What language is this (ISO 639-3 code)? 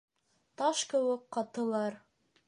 bak